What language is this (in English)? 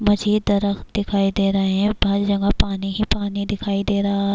Urdu